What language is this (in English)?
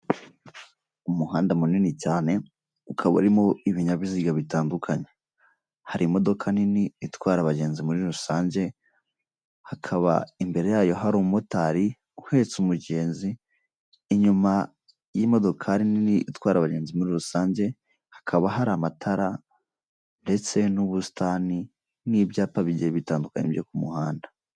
Kinyarwanda